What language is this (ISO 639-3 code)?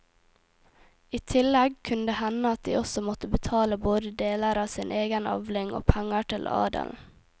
nor